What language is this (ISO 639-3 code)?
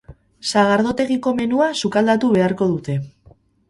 eus